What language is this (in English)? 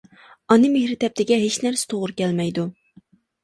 Uyghur